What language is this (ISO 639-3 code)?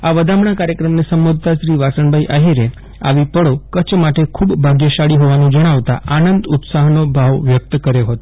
guj